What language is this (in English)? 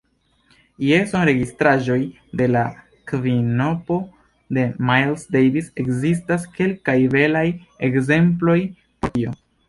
Esperanto